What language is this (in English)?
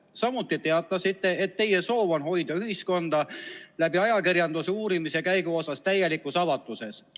Estonian